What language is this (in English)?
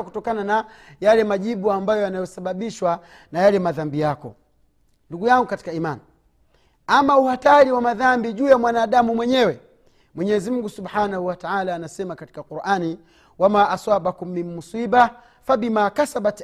Swahili